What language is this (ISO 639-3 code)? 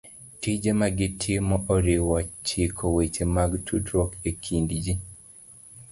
luo